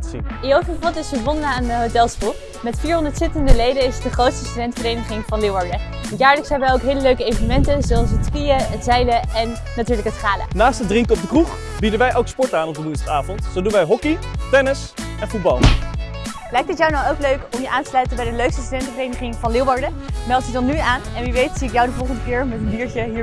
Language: Dutch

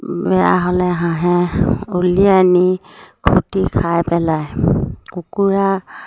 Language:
Assamese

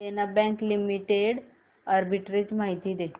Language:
Marathi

